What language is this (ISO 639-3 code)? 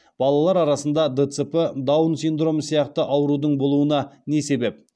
kaz